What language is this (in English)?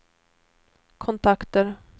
Swedish